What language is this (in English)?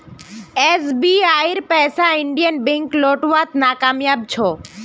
Magahi